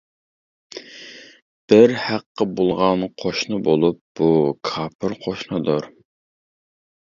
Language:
Uyghur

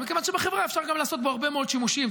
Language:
Hebrew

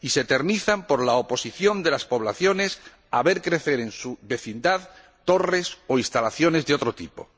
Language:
Spanish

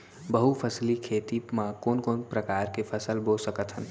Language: Chhattisgarhi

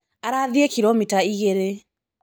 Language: Kikuyu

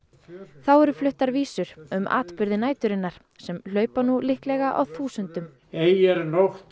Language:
Icelandic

